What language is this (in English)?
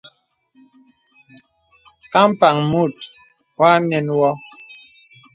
Bebele